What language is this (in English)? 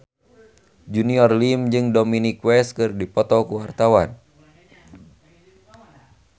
Sundanese